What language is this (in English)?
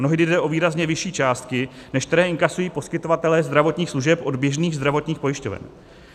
Czech